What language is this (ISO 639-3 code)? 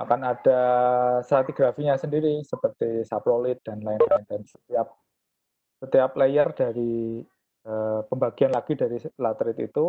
ind